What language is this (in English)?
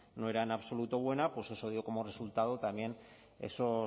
Spanish